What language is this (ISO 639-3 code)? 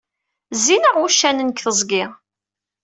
kab